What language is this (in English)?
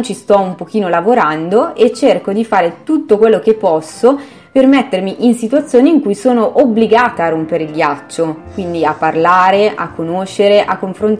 Italian